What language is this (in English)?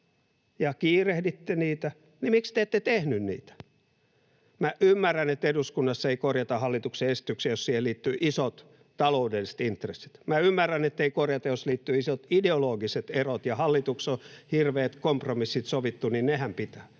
Finnish